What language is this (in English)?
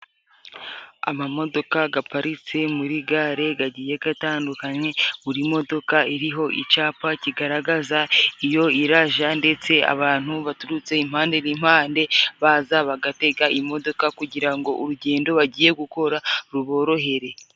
Kinyarwanda